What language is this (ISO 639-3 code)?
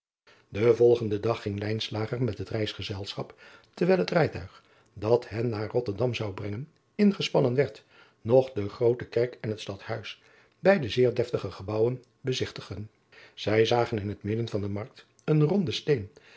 nld